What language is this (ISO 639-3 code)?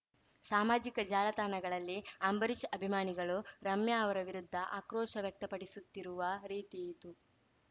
kan